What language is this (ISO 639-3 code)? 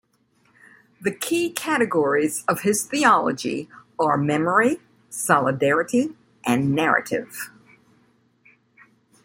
eng